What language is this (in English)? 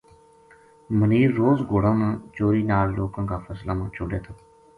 Gujari